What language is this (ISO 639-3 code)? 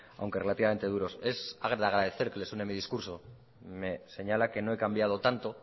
spa